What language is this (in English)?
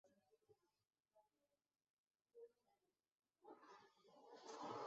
Basque